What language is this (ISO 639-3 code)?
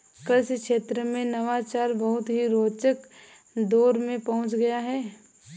hin